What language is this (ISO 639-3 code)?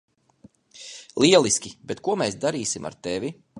lav